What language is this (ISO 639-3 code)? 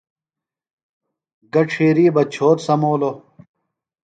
phl